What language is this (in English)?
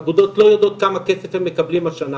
Hebrew